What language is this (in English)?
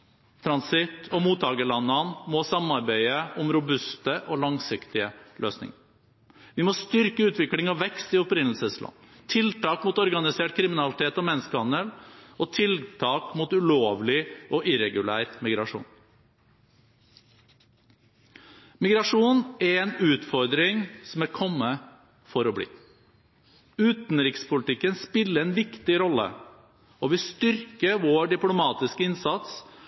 Norwegian Bokmål